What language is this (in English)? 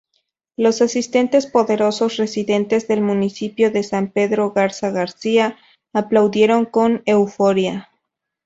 Spanish